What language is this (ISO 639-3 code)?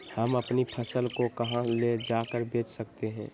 mag